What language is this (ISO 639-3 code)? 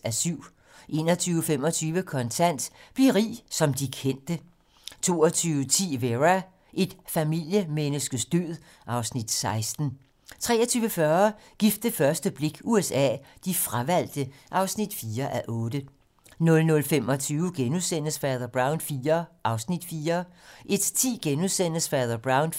dan